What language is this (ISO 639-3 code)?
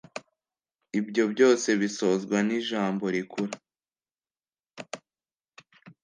kin